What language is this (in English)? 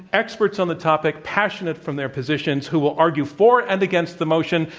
English